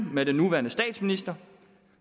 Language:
Danish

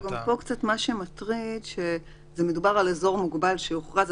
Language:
Hebrew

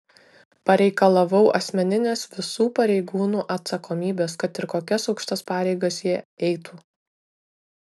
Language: Lithuanian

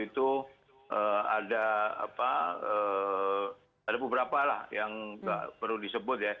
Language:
Indonesian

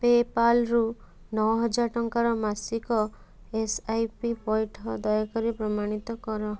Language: Odia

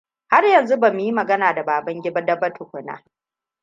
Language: Hausa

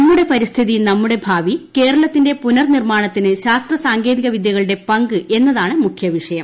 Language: Malayalam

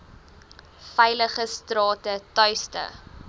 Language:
Afrikaans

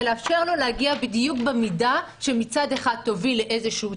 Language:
Hebrew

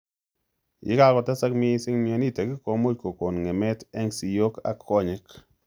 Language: Kalenjin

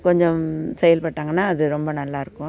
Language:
Tamil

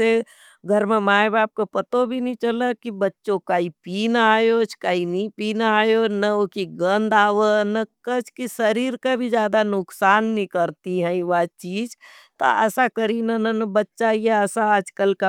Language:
Nimadi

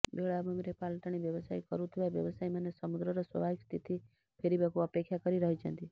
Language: Odia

